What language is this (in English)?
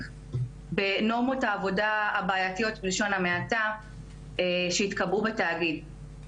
Hebrew